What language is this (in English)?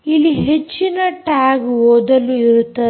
Kannada